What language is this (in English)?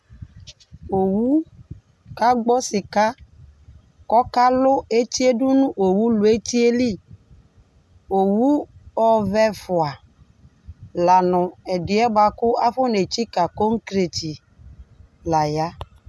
Ikposo